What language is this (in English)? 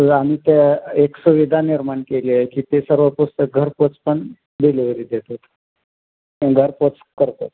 Marathi